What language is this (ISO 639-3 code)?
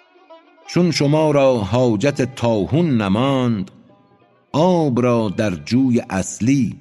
fas